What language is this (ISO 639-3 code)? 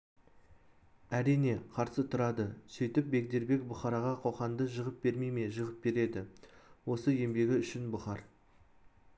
kaz